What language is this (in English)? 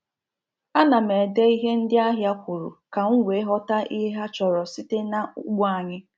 Igbo